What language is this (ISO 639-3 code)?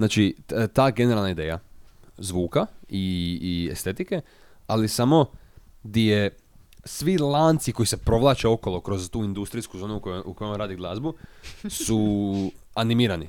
hrv